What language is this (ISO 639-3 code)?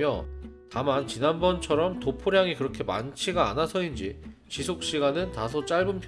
kor